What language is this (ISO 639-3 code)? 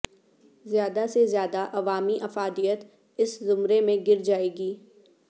urd